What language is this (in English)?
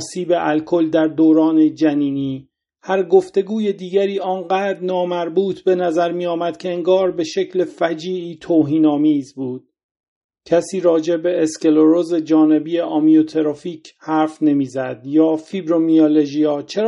Persian